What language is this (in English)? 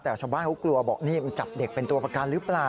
Thai